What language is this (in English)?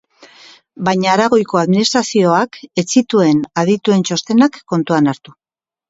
Basque